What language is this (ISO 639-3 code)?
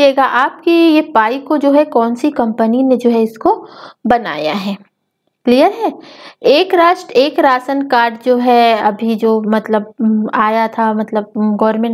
hin